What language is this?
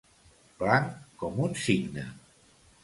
Catalan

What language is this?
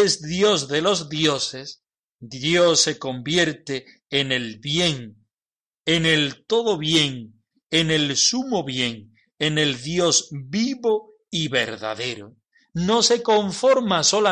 Spanish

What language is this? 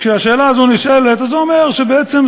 Hebrew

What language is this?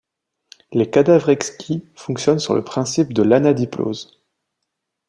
French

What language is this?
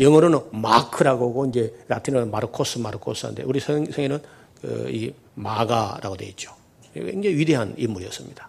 Korean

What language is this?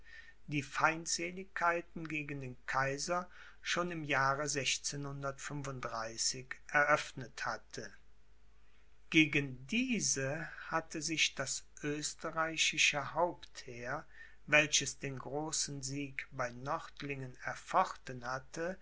German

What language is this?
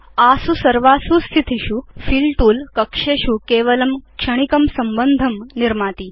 Sanskrit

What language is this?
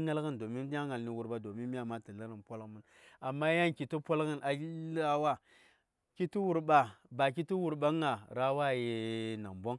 Saya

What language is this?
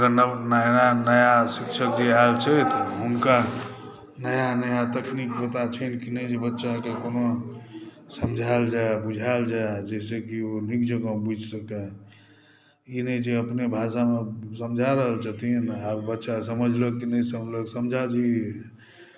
Maithili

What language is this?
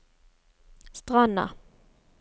Norwegian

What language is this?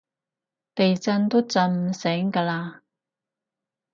Cantonese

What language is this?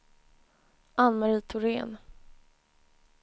Swedish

